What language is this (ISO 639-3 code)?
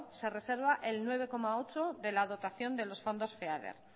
spa